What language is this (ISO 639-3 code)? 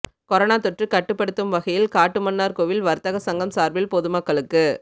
tam